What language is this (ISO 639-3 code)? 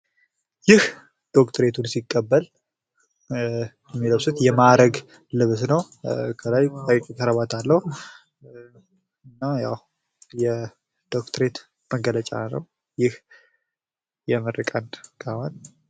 amh